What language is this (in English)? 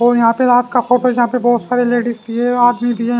Hindi